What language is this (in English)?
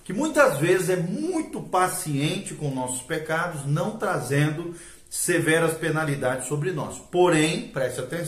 Portuguese